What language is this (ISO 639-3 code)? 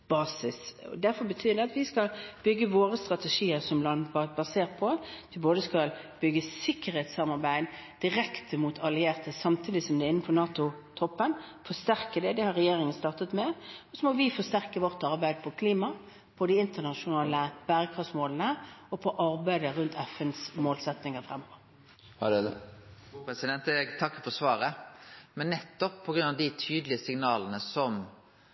nor